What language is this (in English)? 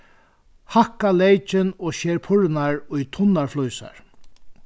Faroese